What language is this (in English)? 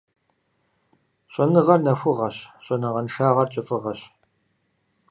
Kabardian